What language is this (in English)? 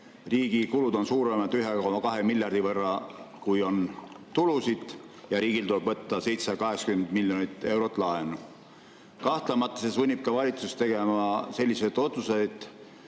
Estonian